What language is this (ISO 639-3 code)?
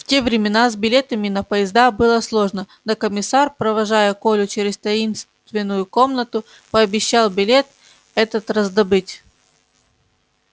rus